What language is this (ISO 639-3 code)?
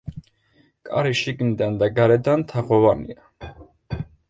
kat